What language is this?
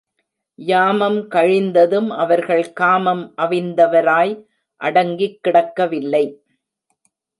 Tamil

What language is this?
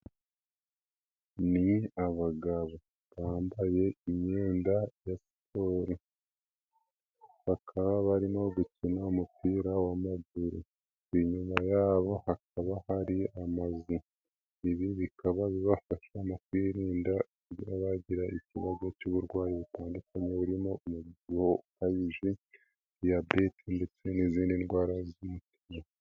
Kinyarwanda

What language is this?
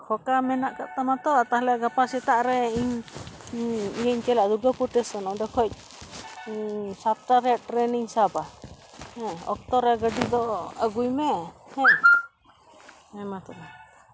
Santali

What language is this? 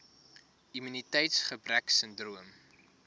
Afrikaans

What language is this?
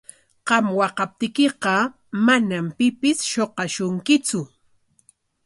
Corongo Ancash Quechua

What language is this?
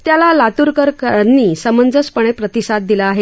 Marathi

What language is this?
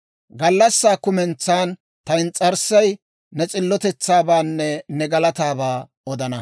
Dawro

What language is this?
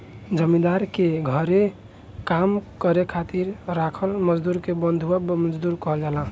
Bhojpuri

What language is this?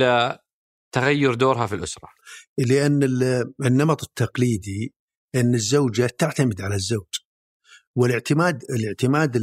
Arabic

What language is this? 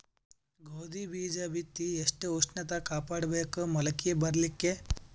Kannada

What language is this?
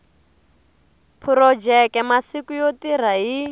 Tsonga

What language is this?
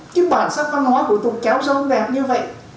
Vietnamese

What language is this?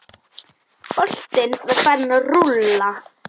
Icelandic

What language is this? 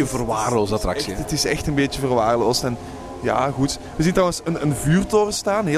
Dutch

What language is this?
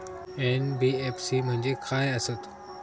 Marathi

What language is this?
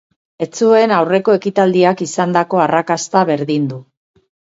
Basque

